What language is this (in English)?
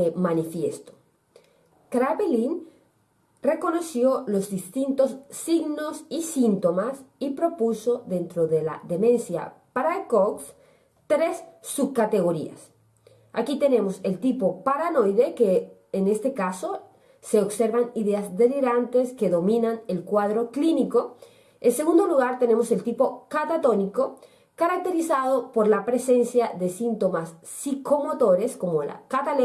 Spanish